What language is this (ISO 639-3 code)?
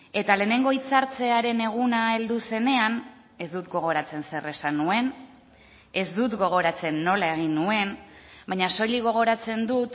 eus